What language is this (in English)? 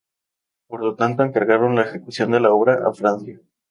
Spanish